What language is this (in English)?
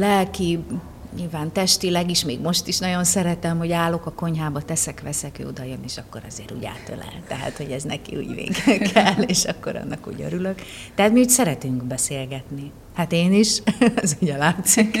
Hungarian